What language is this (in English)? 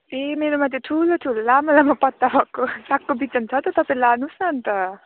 Nepali